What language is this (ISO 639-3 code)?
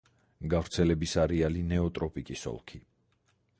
kat